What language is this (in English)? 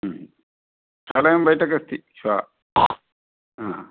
Sanskrit